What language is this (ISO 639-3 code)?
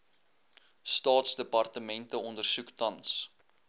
afr